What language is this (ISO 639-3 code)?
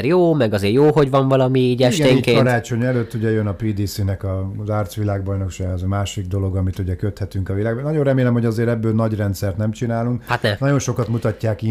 hun